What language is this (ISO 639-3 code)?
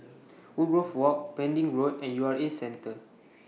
eng